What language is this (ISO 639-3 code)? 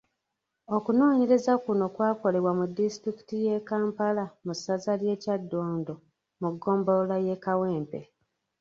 lug